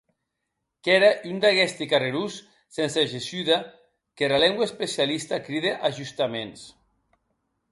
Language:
Occitan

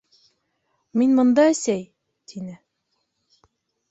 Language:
Bashkir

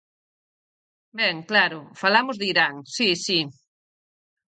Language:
Galician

